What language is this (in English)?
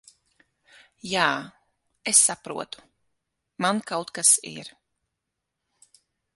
Latvian